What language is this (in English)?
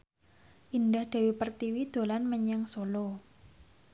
Javanese